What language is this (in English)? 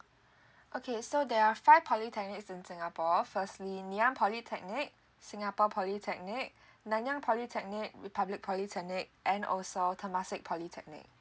English